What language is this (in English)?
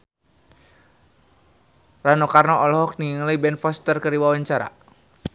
Sundanese